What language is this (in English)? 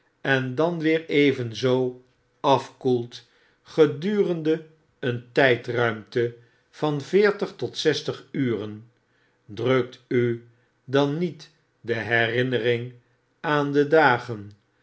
Dutch